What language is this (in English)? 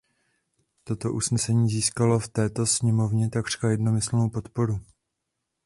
Czech